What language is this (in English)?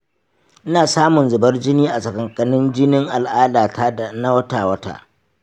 Hausa